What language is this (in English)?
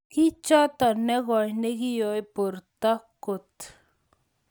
Kalenjin